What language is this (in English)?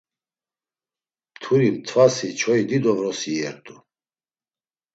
Laz